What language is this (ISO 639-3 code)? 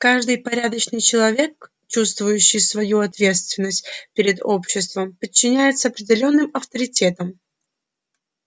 rus